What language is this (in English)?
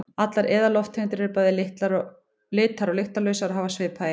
Icelandic